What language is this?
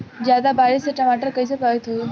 Bhojpuri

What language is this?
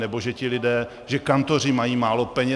Czech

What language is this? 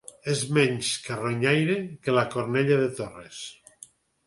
Catalan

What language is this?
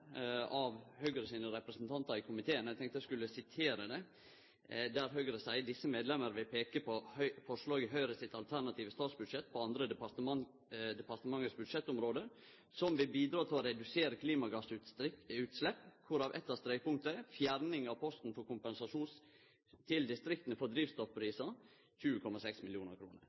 Norwegian Nynorsk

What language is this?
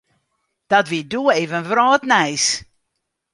Western Frisian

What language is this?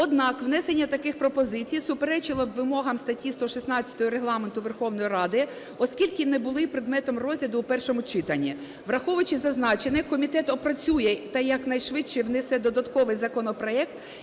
Ukrainian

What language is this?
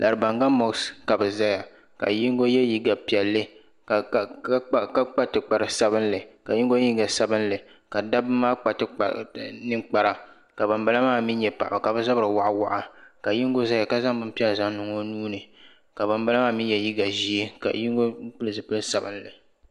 Dagbani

